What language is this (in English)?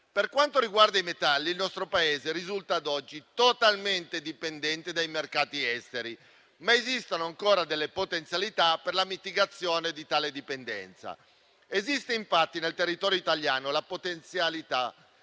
Italian